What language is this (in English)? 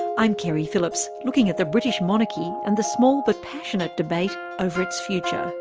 English